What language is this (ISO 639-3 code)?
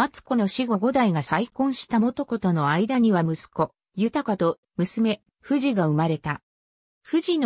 jpn